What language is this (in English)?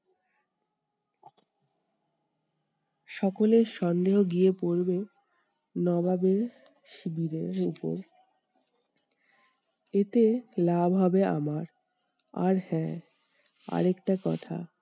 Bangla